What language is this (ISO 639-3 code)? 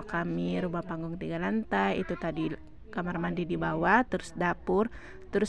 ind